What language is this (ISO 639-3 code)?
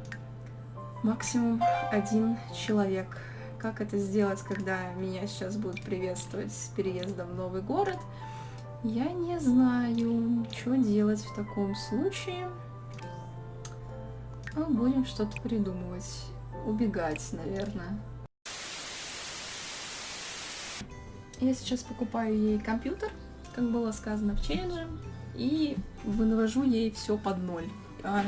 rus